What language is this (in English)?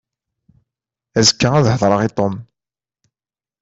Kabyle